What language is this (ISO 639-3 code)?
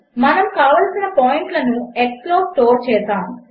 tel